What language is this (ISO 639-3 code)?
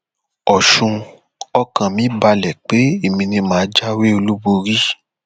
yor